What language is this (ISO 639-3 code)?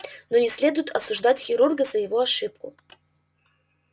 rus